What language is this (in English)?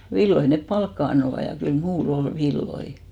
Finnish